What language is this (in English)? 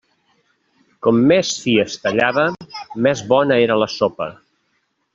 Catalan